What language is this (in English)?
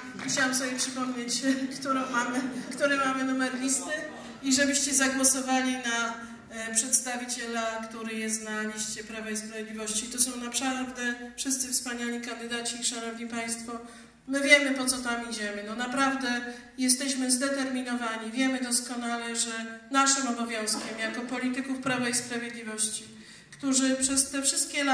Polish